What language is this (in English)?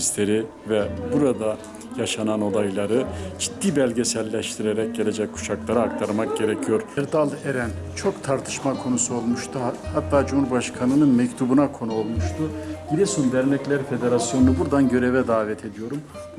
Turkish